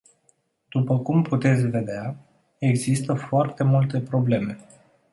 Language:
Romanian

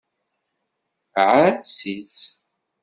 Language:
Kabyle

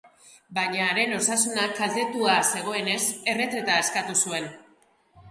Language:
Basque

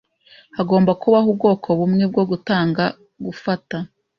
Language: Kinyarwanda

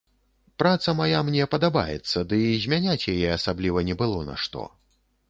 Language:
Belarusian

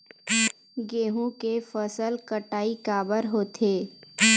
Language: Chhattisgarhi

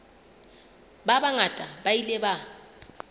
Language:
Southern Sotho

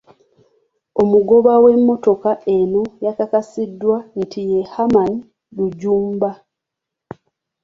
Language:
Ganda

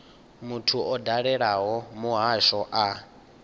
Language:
Venda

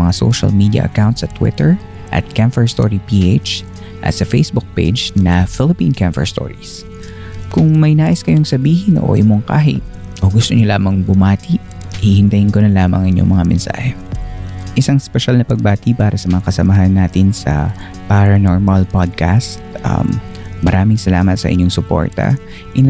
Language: Filipino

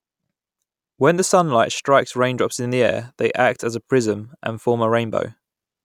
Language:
English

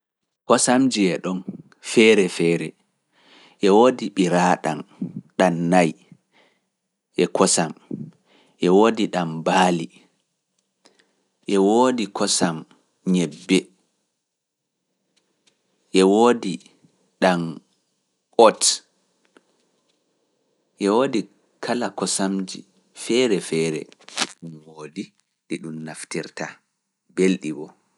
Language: Fula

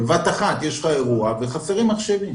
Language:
Hebrew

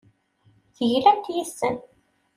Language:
Kabyle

